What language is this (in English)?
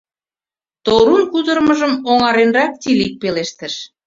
Mari